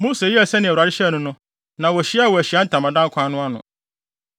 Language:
Akan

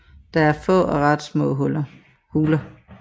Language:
Danish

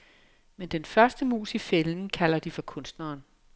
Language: Danish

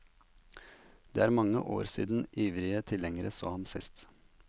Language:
Norwegian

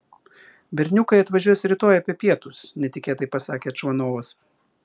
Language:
Lithuanian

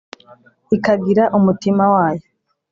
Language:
Kinyarwanda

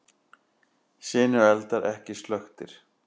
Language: Icelandic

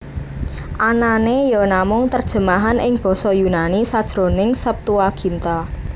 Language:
Javanese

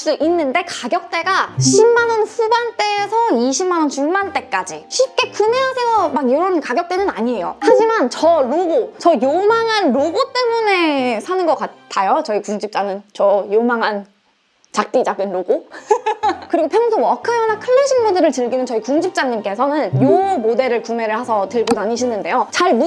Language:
Korean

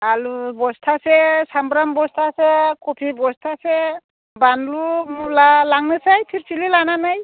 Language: Bodo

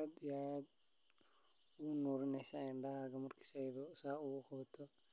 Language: Somali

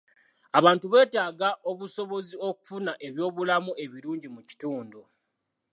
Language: Ganda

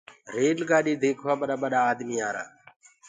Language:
Gurgula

